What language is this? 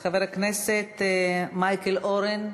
Hebrew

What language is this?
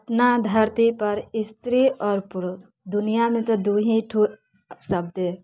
Maithili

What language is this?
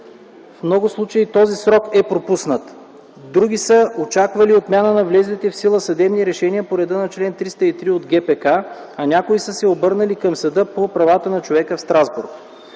Bulgarian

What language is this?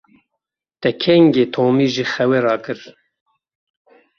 Kurdish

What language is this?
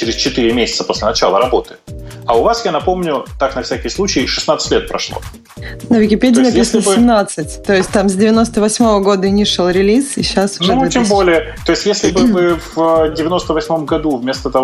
Russian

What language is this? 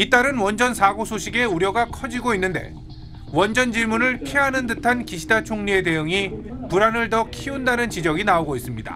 Korean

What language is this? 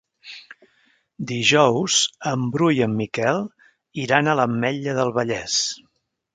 Catalan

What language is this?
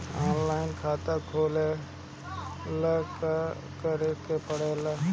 Bhojpuri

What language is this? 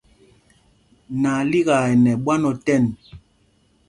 Mpumpong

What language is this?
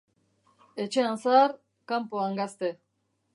Basque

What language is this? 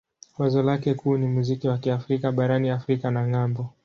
Swahili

